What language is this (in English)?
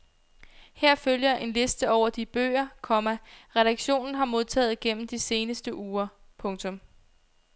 Danish